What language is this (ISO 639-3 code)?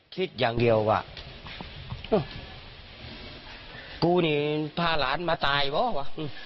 tha